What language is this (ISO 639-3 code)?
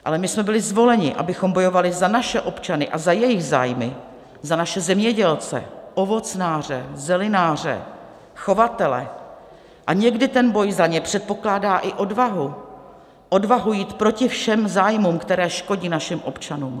ces